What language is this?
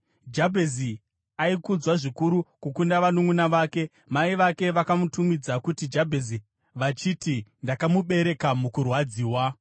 Shona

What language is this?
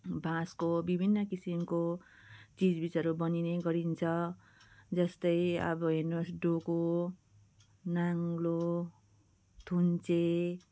Nepali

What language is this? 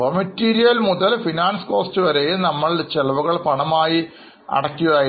Malayalam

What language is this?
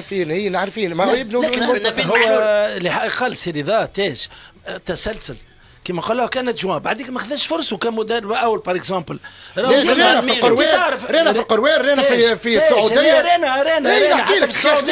Arabic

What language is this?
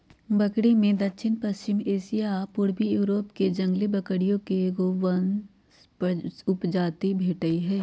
Magahi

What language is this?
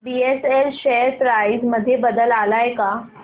Marathi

